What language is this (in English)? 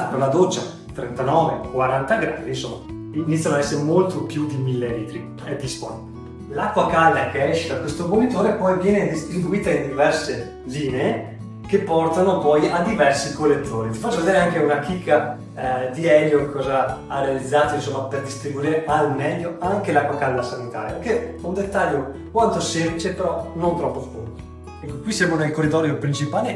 Italian